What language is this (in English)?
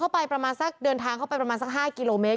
Thai